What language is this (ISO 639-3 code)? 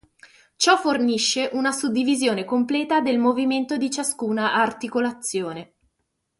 ita